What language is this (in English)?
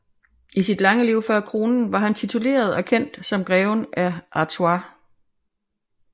Danish